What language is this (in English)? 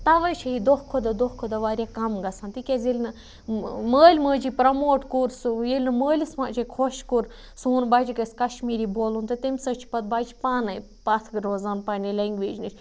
Kashmiri